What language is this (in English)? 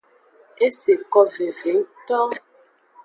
Aja (Benin)